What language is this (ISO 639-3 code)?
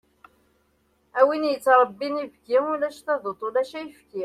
kab